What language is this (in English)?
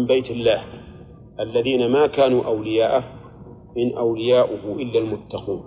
Arabic